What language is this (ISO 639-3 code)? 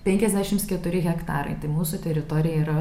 lit